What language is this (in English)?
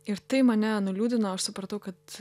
Lithuanian